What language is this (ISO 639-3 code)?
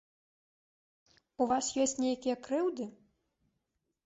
bel